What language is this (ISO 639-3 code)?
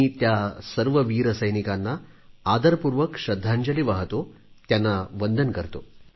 mar